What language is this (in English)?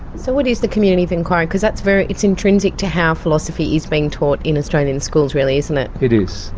English